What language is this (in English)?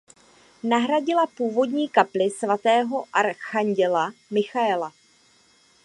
Czech